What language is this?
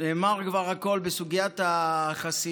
Hebrew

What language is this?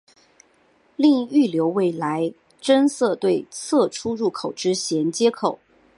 Chinese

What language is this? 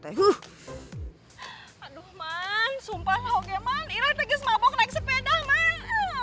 Indonesian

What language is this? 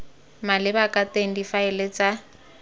Tswana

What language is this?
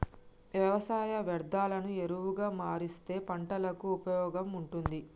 Telugu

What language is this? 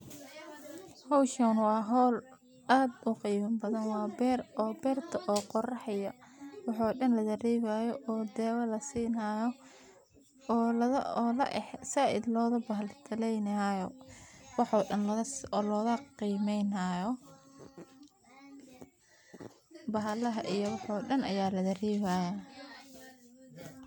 Somali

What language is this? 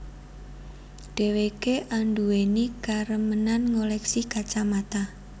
Javanese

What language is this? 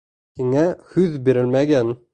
Bashkir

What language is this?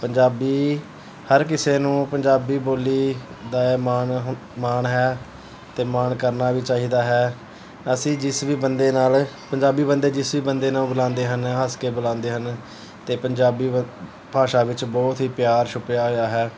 Punjabi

